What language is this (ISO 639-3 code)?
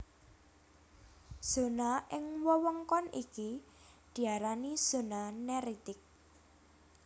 jav